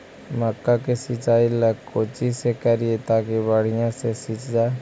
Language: Magahi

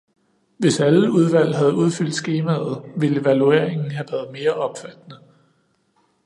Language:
Danish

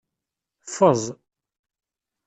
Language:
Kabyle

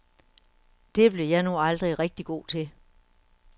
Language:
Danish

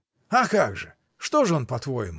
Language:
Russian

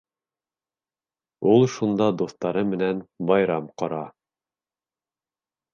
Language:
Bashkir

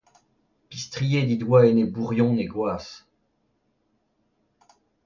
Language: Breton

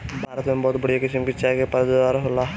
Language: Bhojpuri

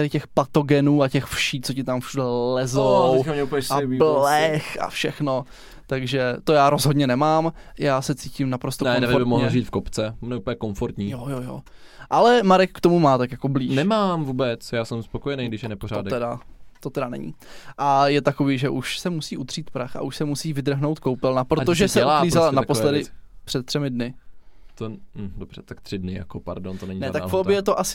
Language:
Czech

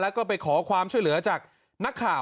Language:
Thai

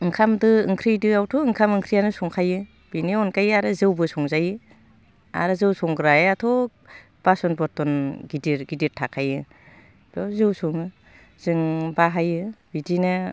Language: Bodo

